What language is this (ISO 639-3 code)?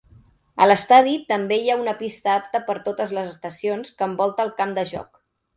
cat